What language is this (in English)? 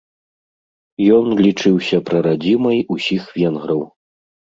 Belarusian